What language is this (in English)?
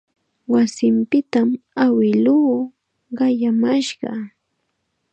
Chiquián Ancash Quechua